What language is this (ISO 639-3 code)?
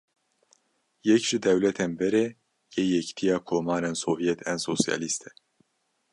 kur